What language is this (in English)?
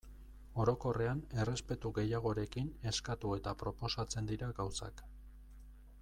Basque